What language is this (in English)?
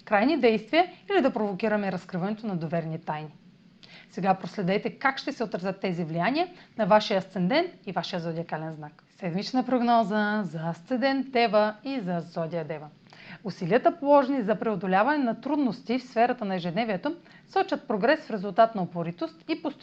Bulgarian